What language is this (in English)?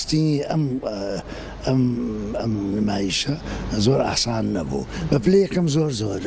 Arabic